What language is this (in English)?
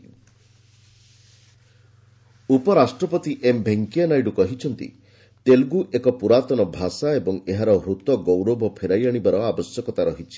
Odia